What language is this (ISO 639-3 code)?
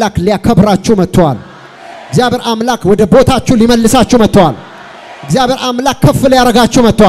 ara